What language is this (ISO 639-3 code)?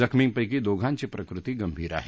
mar